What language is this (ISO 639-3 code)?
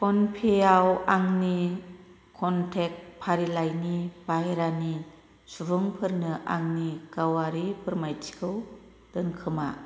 brx